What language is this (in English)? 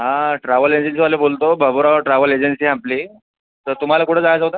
Marathi